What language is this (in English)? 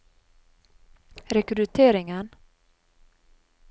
Norwegian